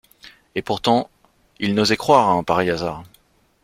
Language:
French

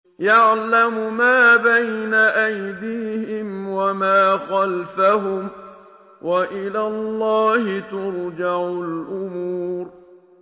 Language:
Arabic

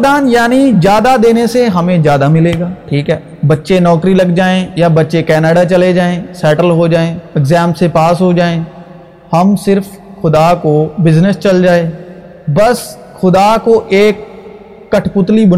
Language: Urdu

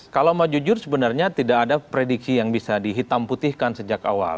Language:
Indonesian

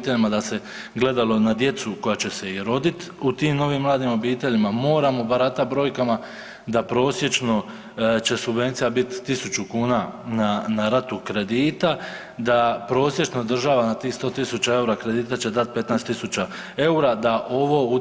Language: Croatian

